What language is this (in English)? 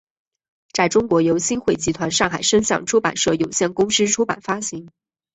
Chinese